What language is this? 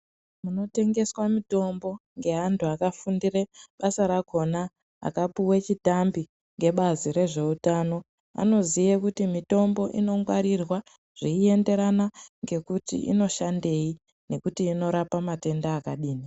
Ndau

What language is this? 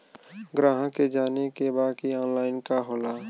Bhojpuri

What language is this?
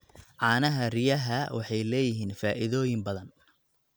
Somali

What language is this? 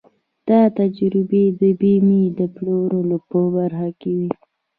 Pashto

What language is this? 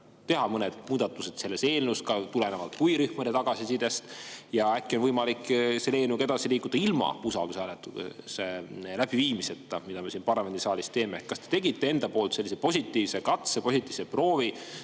Estonian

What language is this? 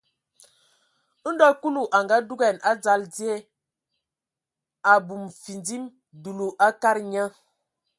Ewondo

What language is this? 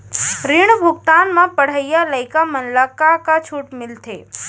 Chhattisgarhi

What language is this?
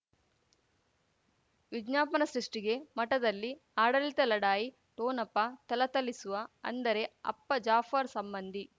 Kannada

